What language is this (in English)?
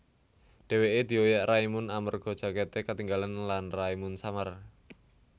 Javanese